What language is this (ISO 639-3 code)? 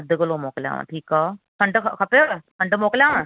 snd